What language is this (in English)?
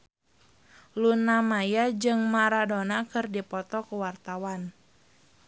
Sundanese